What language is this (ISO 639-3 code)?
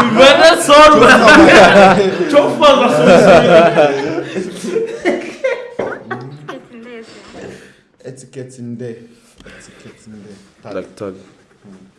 tur